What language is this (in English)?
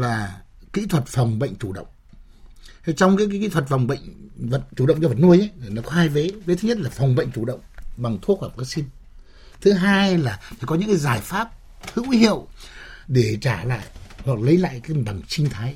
Vietnamese